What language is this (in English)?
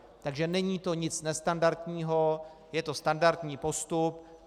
Czech